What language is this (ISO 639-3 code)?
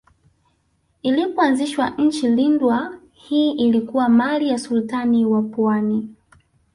swa